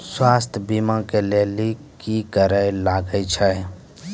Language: Maithili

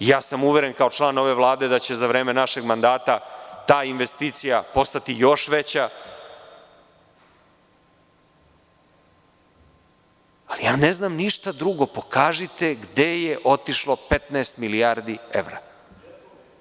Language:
Serbian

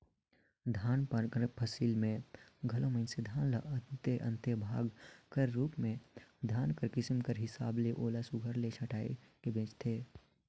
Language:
Chhattisgarhi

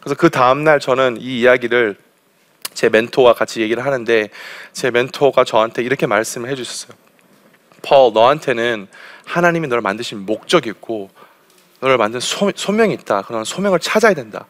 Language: Korean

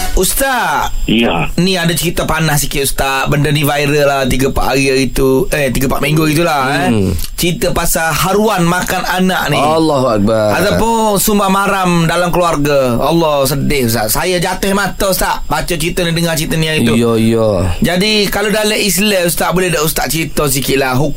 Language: Malay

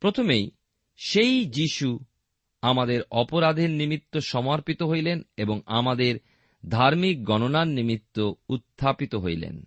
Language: Bangla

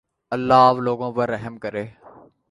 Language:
Urdu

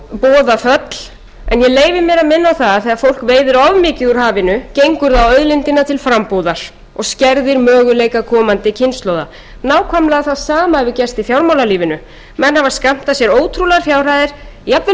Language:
Icelandic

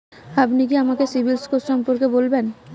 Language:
Bangla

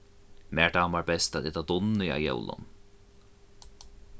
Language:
Faroese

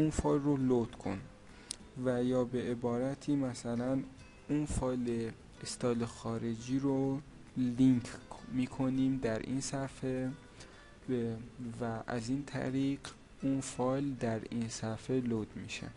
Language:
Persian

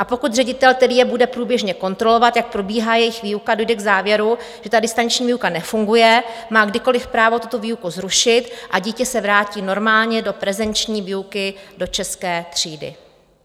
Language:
Czech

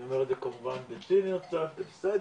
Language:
Hebrew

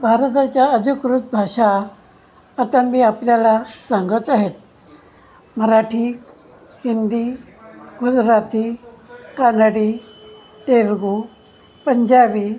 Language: Marathi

